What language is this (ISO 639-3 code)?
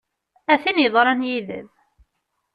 kab